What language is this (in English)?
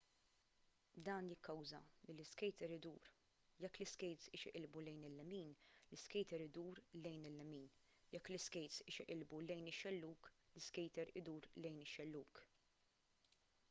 Maltese